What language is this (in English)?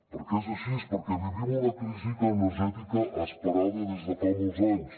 Catalan